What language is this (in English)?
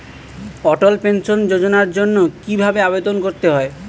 Bangla